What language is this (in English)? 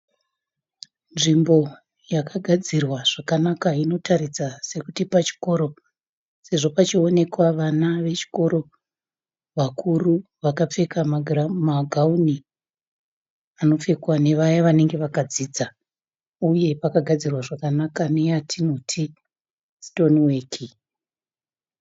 Shona